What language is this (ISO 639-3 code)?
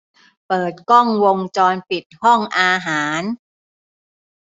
tha